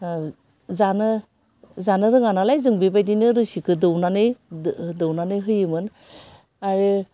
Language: Bodo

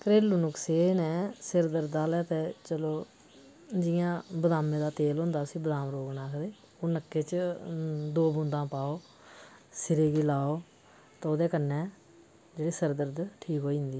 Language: Dogri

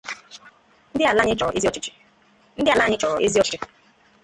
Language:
Igbo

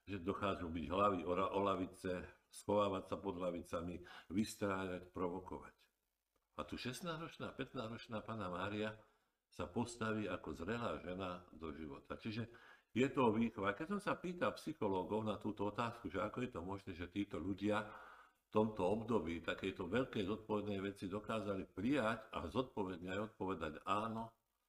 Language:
Slovak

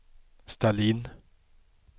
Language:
Swedish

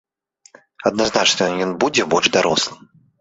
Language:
Belarusian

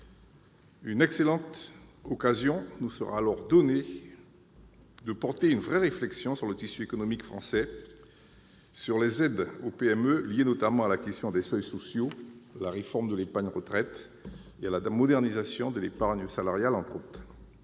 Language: French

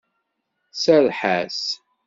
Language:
Kabyle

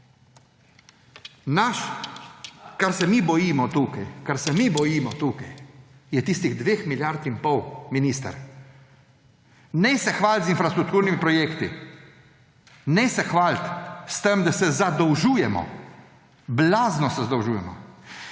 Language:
Slovenian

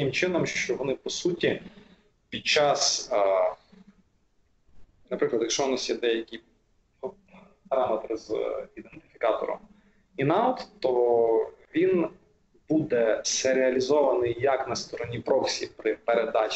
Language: Ukrainian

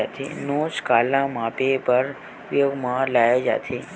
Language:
Chhattisgarhi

